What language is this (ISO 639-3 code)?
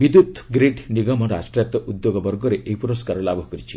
ori